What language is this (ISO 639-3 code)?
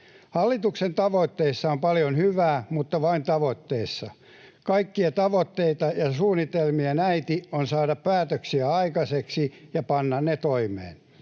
fin